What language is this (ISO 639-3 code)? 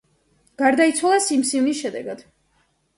kat